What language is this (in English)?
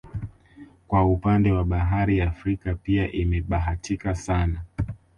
Swahili